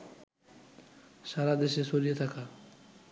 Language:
Bangla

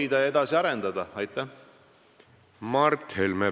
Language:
Estonian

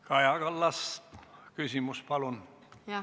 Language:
Estonian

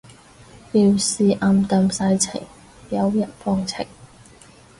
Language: Cantonese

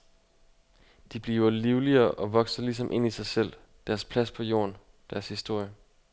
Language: Danish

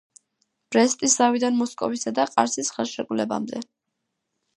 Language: Georgian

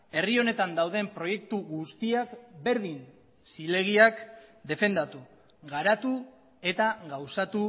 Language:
Basque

